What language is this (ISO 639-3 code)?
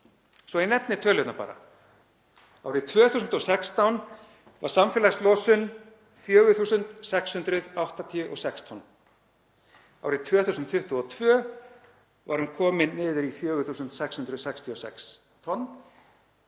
isl